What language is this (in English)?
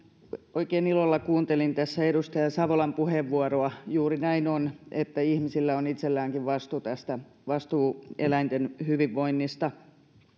Finnish